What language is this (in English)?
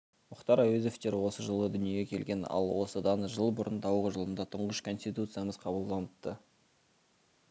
Kazakh